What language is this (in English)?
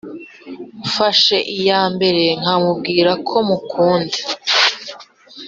Kinyarwanda